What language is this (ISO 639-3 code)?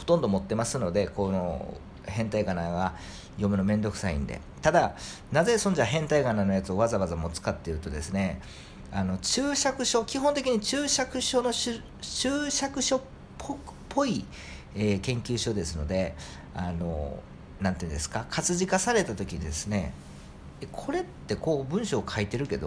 jpn